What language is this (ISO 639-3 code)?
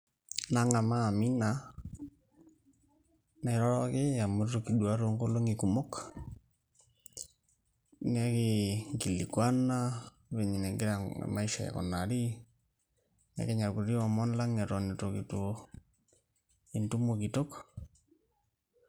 mas